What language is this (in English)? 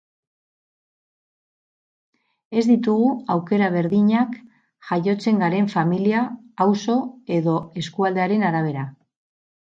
Basque